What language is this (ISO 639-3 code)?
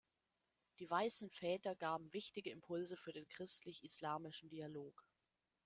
deu